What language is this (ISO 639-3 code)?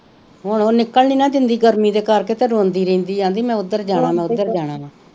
pan